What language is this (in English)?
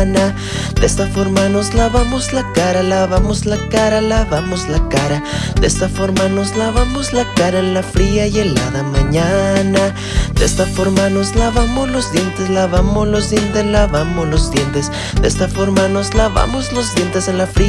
Spanish